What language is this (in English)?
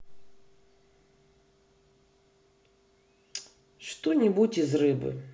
Russian